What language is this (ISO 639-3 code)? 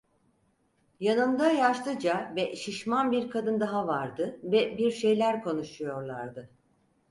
tur